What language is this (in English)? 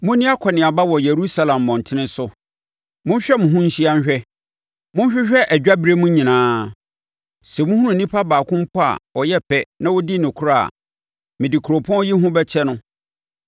Akan